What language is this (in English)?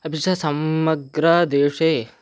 Sanskrit